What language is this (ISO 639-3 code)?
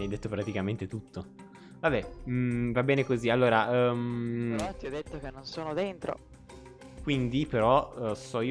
ita